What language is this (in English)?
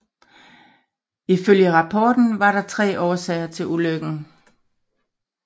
Danish